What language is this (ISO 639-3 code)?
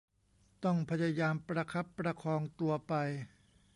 tha